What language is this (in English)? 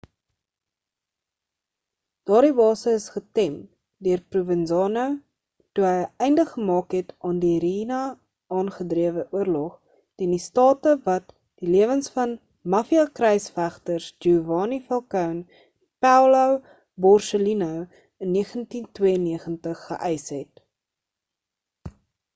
Afrikaans